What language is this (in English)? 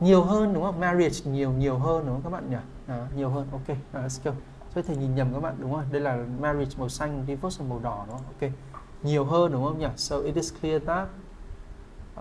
Vietnamese